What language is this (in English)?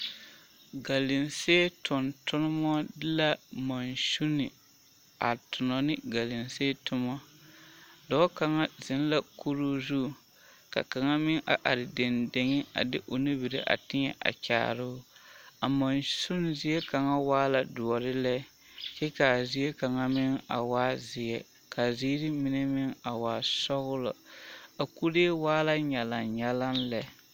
Southern Dagaare